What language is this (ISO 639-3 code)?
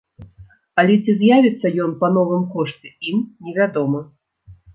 bel